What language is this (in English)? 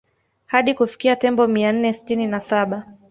Swahili